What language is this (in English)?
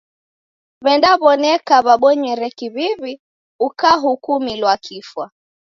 Taita